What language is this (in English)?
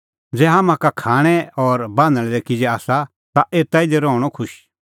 Kullu Pahari